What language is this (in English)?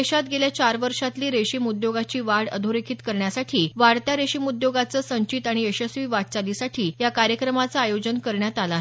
Marathi